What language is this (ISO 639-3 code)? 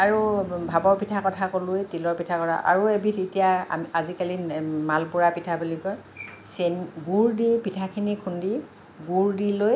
asm